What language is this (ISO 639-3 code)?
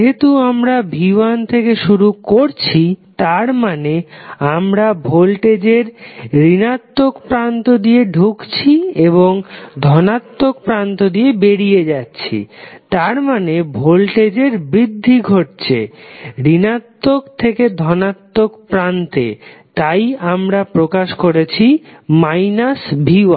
ben